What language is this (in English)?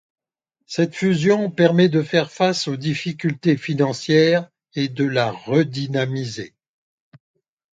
French